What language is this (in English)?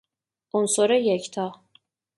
Persian